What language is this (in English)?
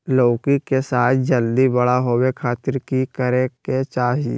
Magahi